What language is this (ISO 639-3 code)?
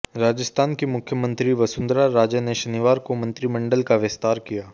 hin